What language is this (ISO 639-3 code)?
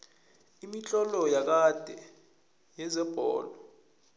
nbl